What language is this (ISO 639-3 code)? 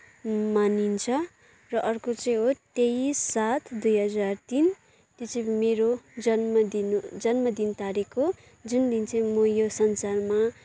nep